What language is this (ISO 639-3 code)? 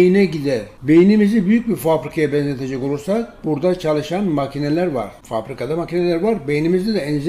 tur